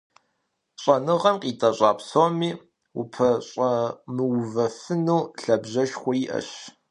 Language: Kabardian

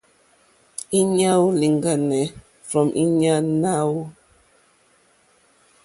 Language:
Mokpwe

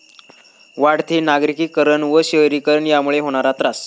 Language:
Marathi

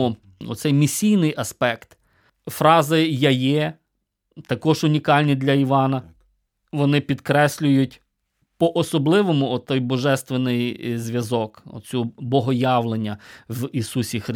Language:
Ukrainian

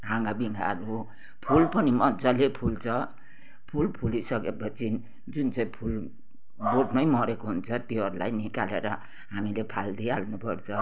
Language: Nepali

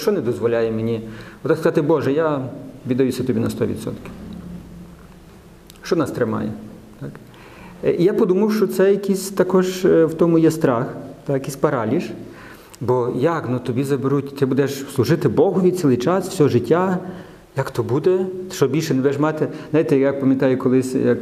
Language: Ukrainian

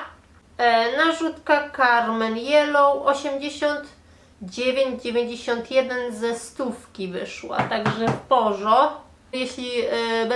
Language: Polish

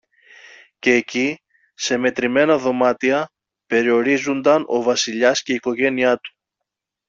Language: Greek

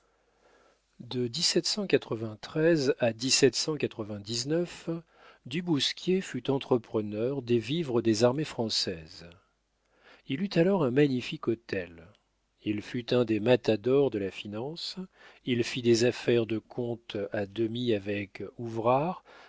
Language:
French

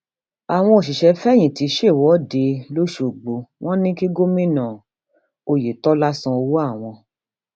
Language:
Yoruba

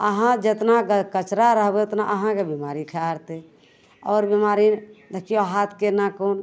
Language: Maithili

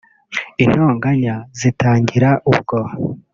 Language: Kinyarwanda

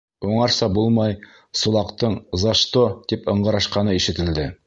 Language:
Bashkir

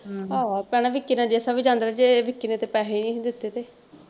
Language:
Punjabi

